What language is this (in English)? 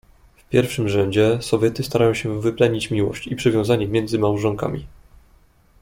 Polish